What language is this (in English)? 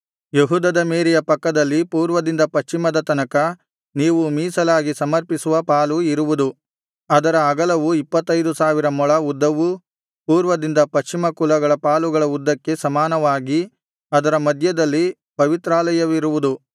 Kannada